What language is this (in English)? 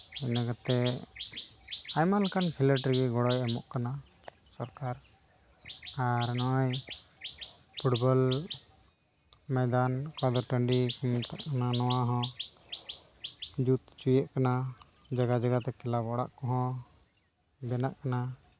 Santali